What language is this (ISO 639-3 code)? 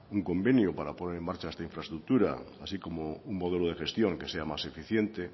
spa